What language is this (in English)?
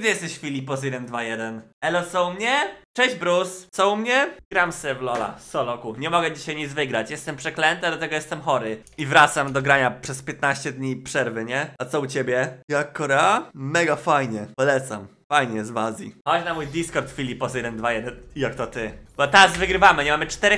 Polish